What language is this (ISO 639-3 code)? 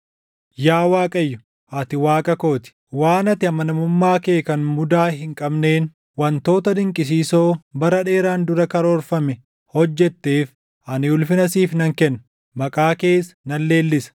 orm